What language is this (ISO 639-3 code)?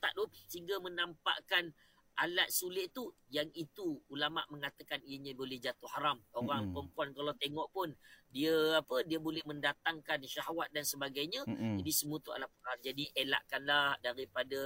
msa